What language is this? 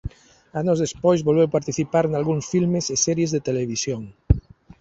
Galician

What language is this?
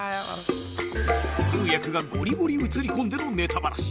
Japanese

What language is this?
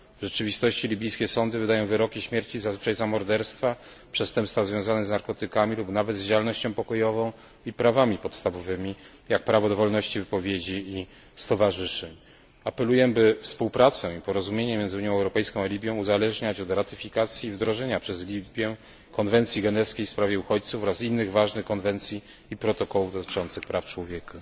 Polish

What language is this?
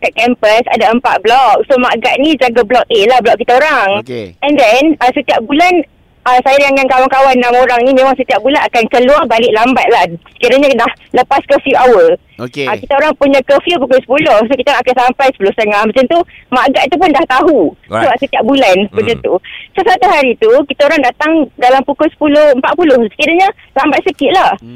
Malay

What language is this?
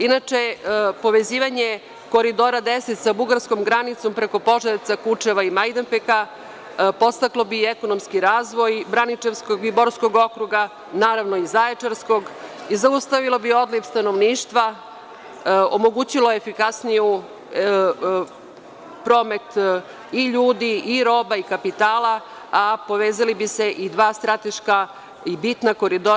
Serbian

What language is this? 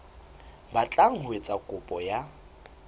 Southern Sotho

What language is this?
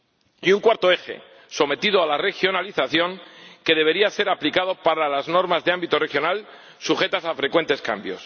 Spanish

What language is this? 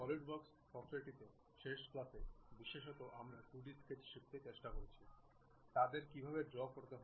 Bangla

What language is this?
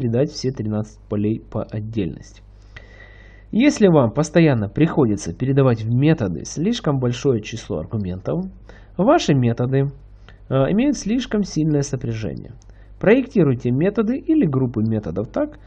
Russian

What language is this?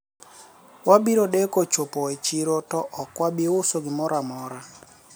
Luo (Kenya and Tanzania)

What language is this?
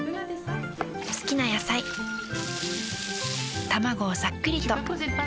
Japanese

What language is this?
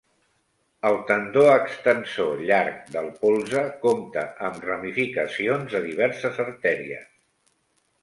Catalan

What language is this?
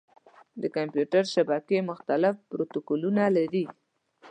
Pashto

